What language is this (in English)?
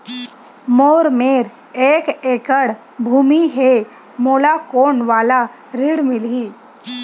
Chhattisgarhi